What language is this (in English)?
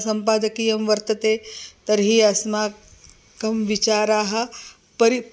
Sanskrit